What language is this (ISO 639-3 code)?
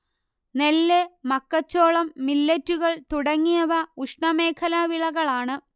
mal